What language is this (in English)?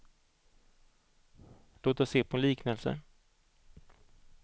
Swedish